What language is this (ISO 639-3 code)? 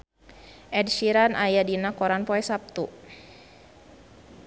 sun